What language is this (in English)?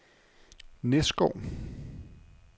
Danish